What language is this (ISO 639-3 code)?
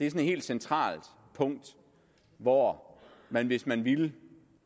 dan